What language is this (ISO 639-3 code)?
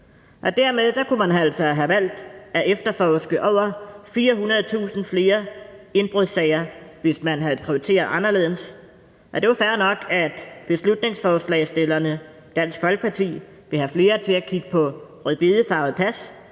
dan